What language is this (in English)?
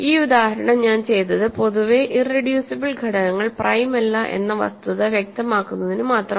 Malayalam